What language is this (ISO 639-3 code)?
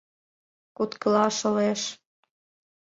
chm